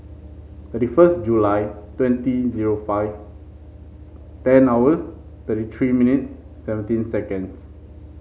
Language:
English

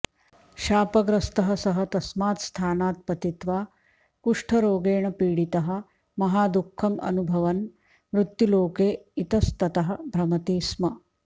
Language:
Sanskrit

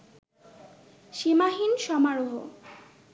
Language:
Bangla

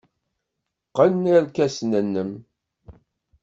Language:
Kabyle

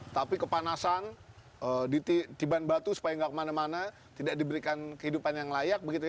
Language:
Indonesian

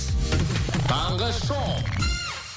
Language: Kazakh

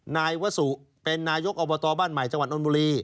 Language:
Thai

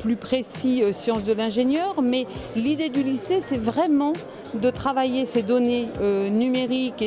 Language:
French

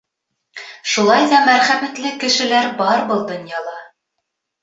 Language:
Bashkir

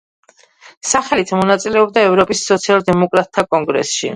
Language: Georgian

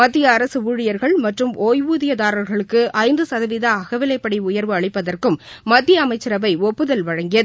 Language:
Tamil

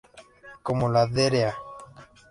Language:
Spanish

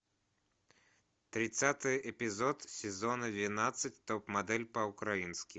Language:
Russian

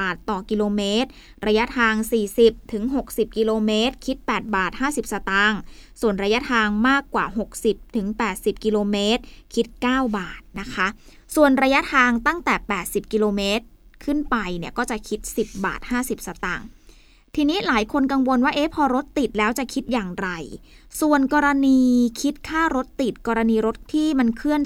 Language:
Thai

